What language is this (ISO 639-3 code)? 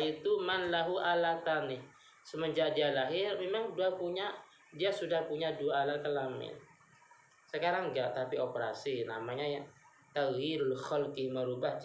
ind